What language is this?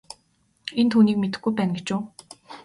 Mongolian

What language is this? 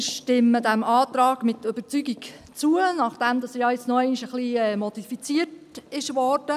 Swiss German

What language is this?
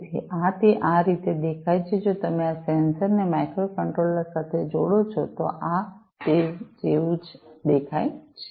Gujarati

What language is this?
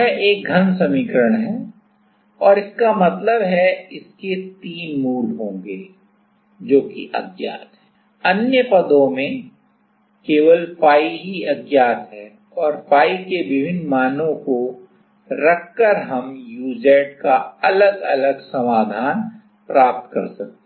Hindi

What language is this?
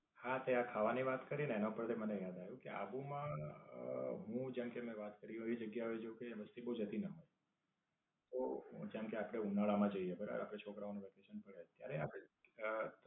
Gujarati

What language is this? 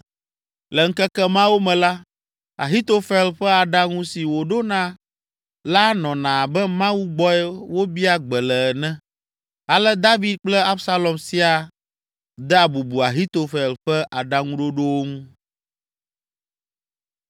Ewe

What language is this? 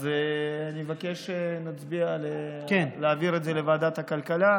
Hebrew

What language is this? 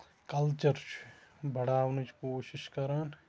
Kashmiri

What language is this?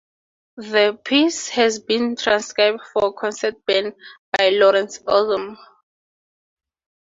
English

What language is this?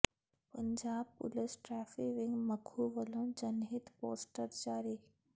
Punjabi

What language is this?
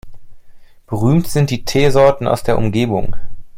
German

